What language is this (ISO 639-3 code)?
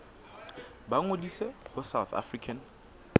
sot